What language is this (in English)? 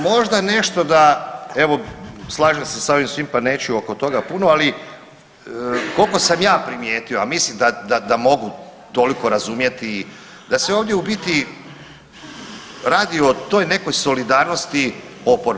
Croatian